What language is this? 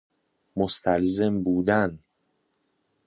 Persian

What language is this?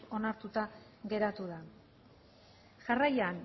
Basque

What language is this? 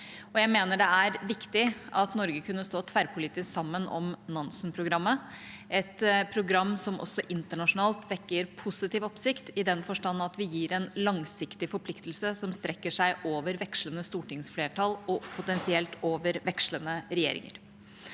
Norwegian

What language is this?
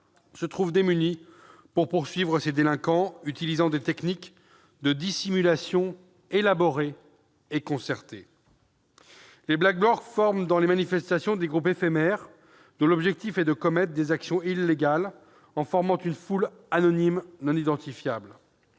French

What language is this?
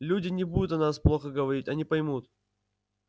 Russian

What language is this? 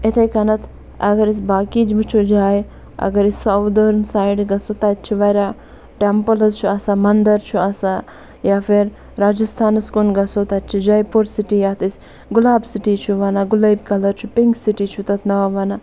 Kashmiri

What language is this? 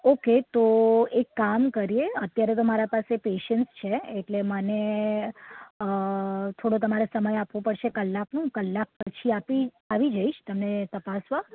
Gujarati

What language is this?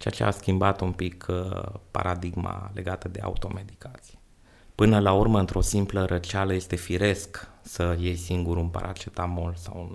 Romanian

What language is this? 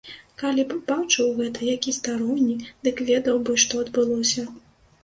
Belarusian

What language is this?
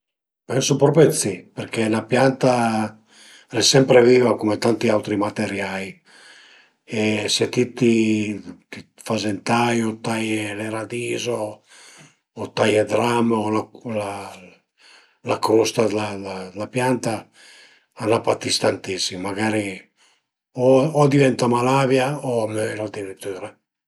Piedmontese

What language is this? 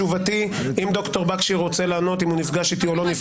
Hebrew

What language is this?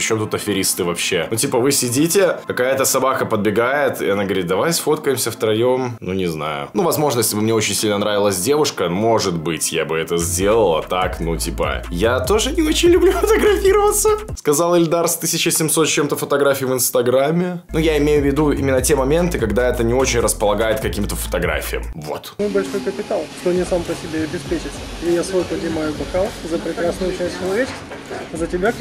Russian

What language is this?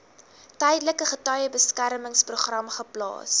Afrikaans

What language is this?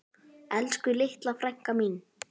Icelandic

